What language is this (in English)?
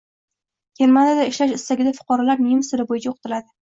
Uzbek